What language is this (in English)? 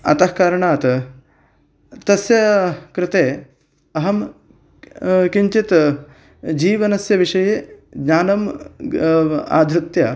Sanskrit